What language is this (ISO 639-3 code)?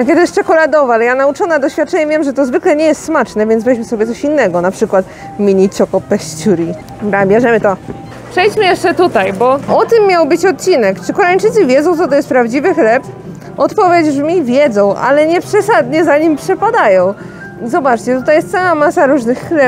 pol